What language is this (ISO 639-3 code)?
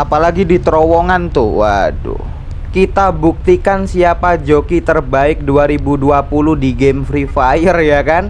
ind